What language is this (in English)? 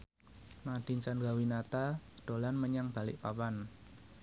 Javanese